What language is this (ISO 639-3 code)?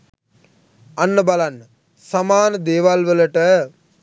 sin